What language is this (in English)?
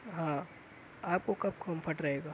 Urdu